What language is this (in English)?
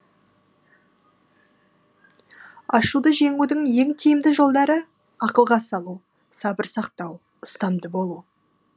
Kazakh